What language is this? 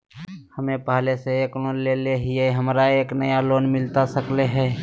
Magahi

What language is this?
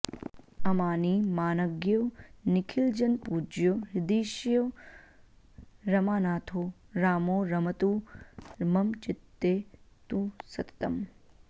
Sanskrit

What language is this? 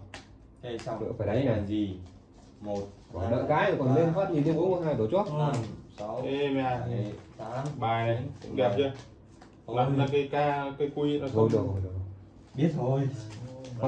Vietnamese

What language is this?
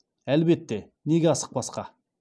Kazakh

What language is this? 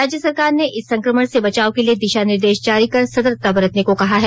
Hindi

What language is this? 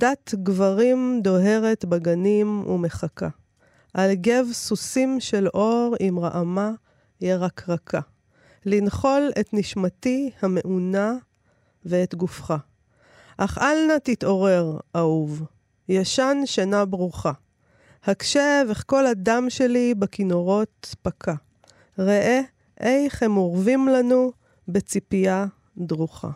Hebrew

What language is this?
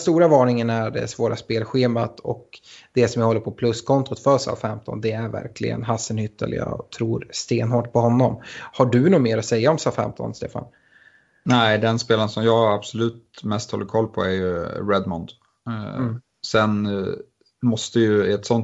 Swedish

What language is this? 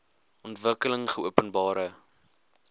Afrikaans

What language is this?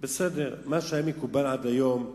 Hebrew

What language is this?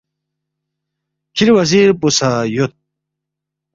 Balti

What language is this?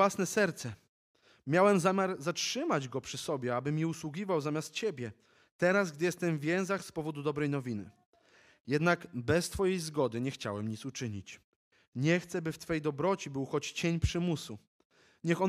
Polish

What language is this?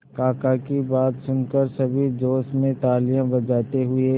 Hindi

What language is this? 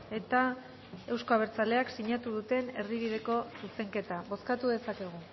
Basque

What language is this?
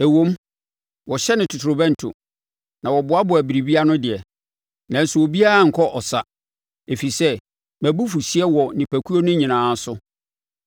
Akan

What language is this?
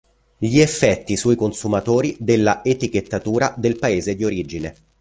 Italian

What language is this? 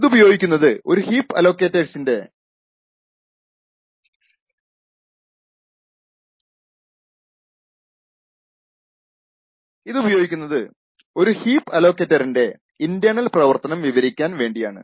Malayalam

